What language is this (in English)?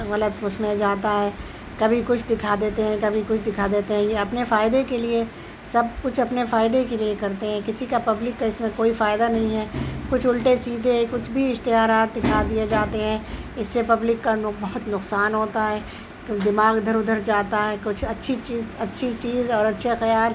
Urdu